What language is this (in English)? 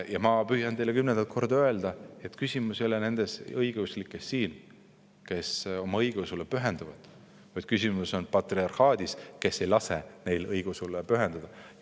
Estonian